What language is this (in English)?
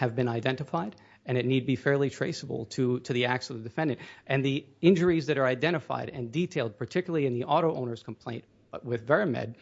English